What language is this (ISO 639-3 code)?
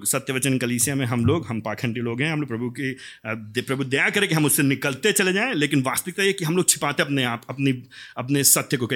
hin